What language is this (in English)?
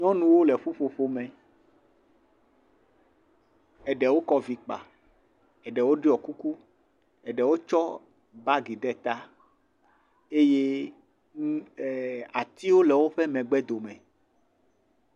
Ewe